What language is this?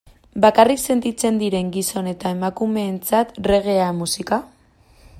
Basque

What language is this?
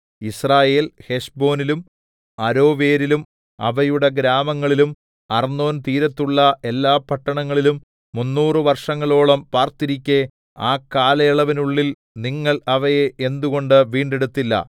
Malayalam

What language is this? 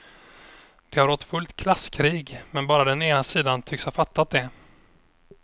Swedish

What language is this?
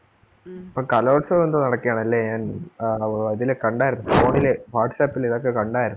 Malayalam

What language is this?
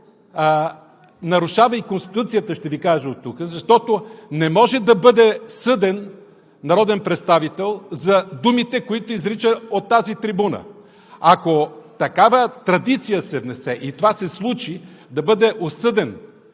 Bulgarian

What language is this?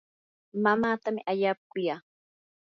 Yanahuanca Pasco Quechua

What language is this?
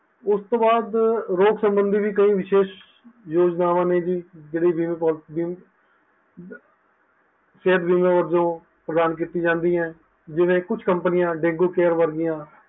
Punjabi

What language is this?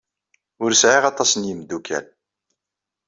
Kabyle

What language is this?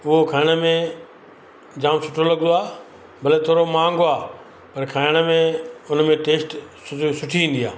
Sindhi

